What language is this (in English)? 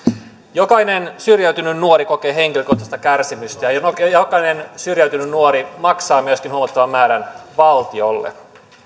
Finnish